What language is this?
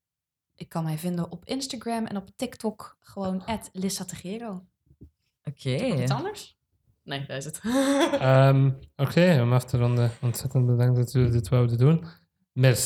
Dutch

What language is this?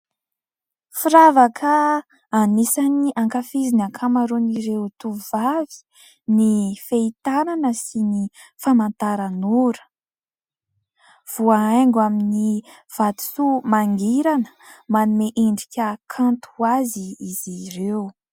Malagasy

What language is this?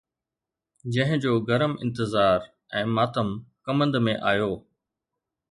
Sindhi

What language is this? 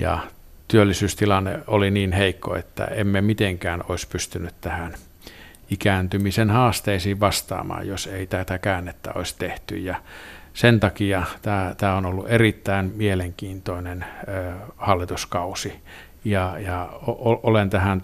Finnish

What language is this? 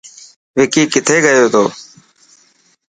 Dhatki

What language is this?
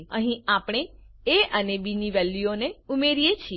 Gujarati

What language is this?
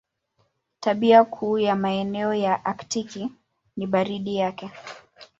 Swahili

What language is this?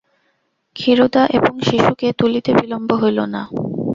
Bangla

